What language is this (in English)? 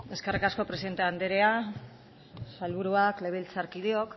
Basque